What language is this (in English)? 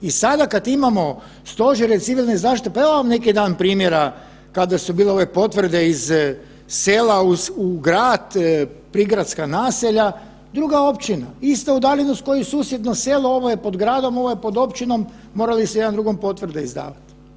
Croatian